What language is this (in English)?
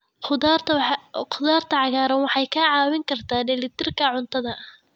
Somali